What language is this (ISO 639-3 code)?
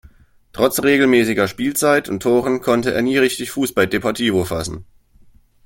deu